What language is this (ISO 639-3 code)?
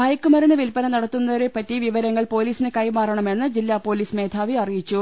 mal